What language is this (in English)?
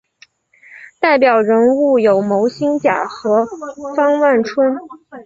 Chinese